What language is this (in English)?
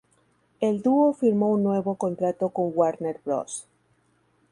Spanish